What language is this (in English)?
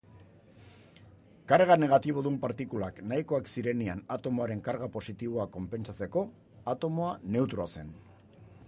Basque